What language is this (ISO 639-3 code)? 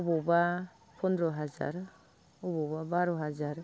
brx